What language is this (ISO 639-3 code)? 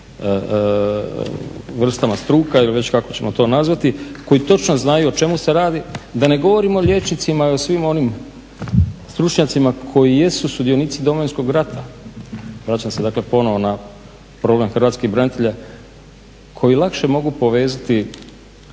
hrv